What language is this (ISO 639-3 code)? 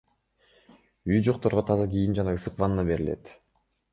kir